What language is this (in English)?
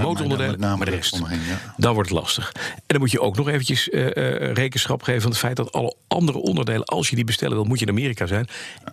Dutch